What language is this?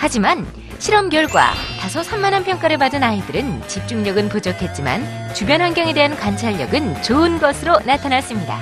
Korean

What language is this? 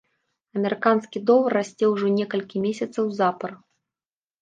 Belarusian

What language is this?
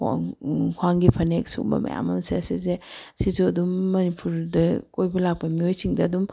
Manipuri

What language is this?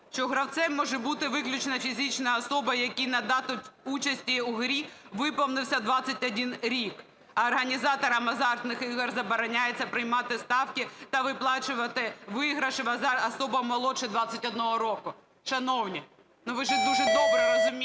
Ukrainian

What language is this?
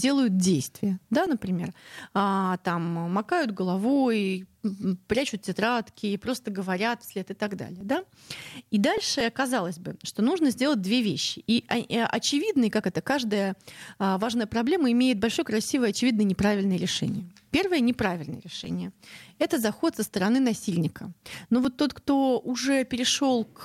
Russian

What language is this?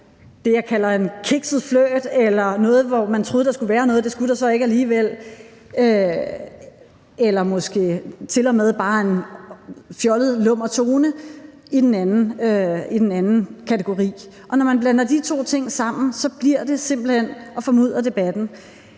Danish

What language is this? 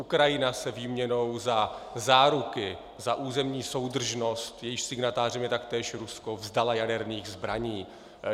Czech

